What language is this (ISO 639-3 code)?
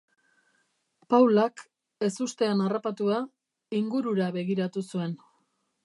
eus